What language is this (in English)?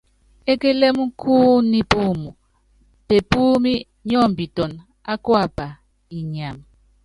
Yangben